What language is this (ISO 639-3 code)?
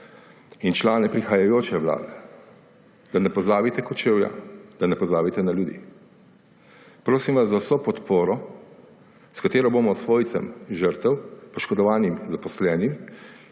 slv